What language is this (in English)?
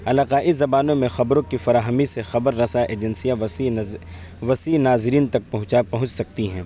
Urdu